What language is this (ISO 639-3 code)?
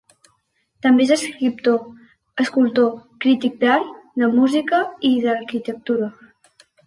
cat